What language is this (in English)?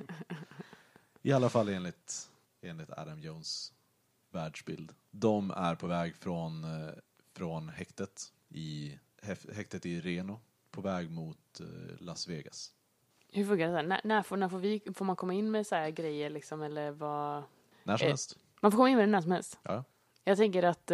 Swedish